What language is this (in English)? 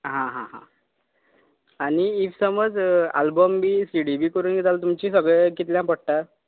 Konkani